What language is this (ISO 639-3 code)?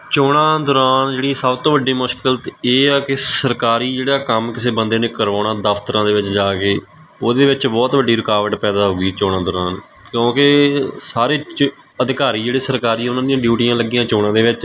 pan